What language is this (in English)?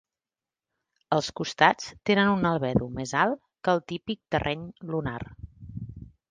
Catalan